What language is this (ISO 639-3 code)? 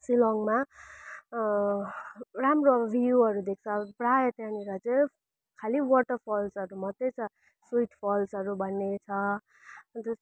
nep